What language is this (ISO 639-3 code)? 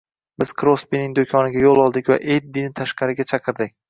uzb